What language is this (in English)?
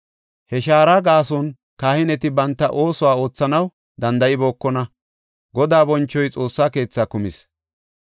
Gofa